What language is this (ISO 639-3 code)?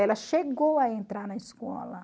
por